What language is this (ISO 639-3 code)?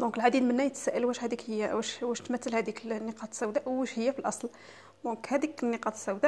ara